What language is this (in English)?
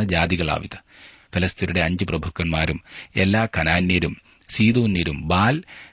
Malayalam